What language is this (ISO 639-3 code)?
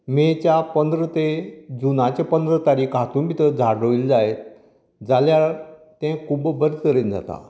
kok